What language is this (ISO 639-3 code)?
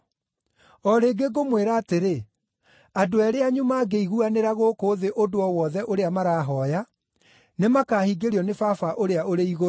kik